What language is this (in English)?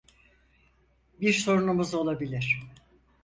Turkish